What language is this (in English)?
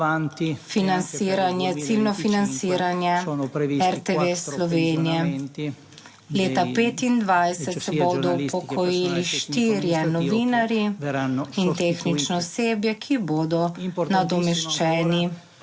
Slovenian